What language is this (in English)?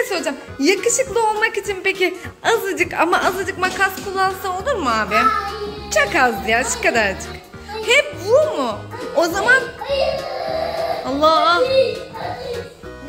Turkish